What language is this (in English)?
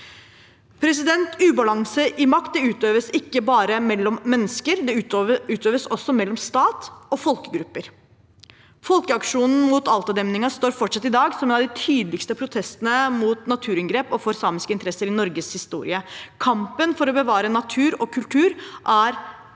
Norwegian